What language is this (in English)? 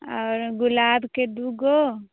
Maithili